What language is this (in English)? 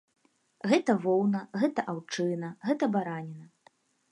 Belarusian